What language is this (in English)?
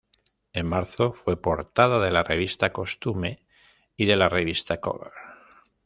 Spanish